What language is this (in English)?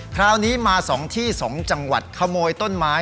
Thai